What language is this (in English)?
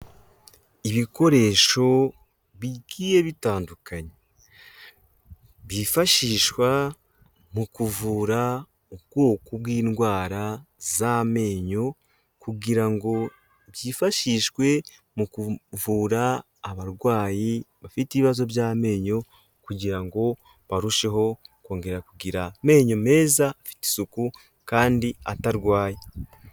Kinyarwanda